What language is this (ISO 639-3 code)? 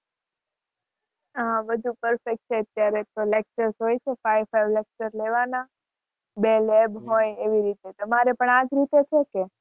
guj